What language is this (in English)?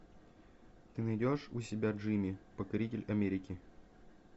Russian